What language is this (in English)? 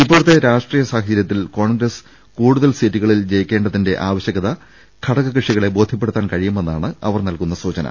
Malayalam